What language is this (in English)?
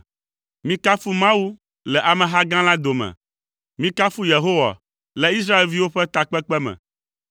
Ewe